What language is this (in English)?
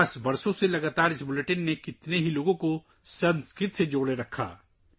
Urdu